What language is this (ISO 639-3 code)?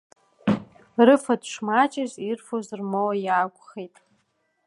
abk